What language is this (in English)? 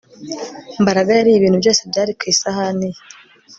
Kinyarwanda